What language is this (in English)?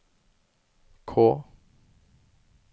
Norwegian